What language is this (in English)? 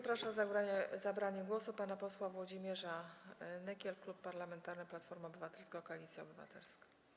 Polish